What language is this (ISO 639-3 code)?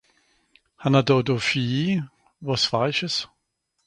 gsw